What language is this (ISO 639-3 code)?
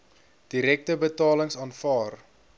afr